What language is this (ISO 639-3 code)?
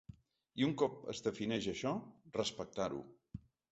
cat